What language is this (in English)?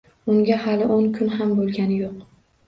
Uzbek